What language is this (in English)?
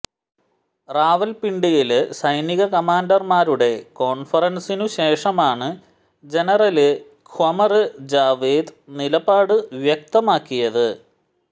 Malayalam